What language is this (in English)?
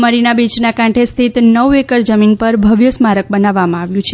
Gujarati